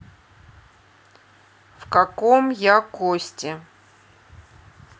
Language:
Russian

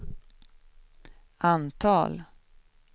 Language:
Swedish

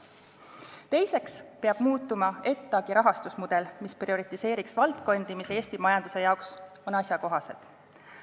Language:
Estonian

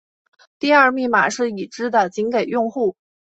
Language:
Chinese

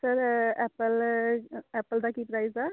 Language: Punjabi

